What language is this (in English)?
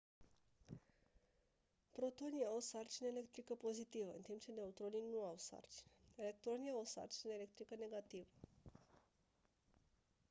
Romanian